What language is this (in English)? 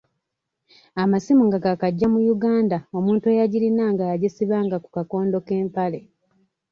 Ganda